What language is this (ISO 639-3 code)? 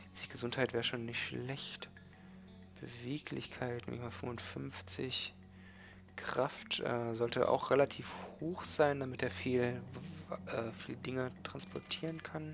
deu